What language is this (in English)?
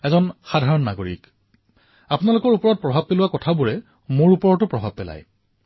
Assamese